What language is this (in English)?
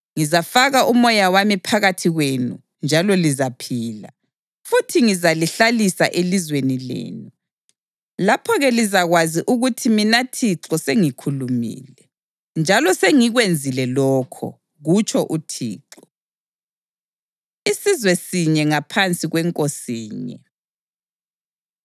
North Ndebele